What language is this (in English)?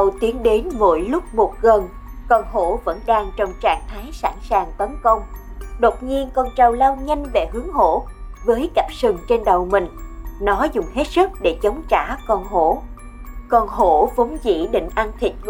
Vietnamese